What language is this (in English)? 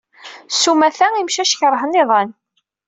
Kabyle